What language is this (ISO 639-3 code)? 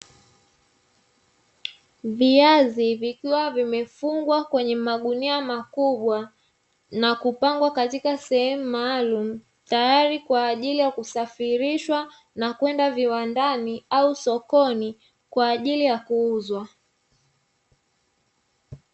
swa